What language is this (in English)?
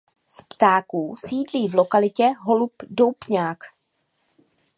Czech